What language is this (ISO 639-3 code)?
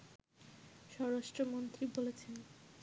ben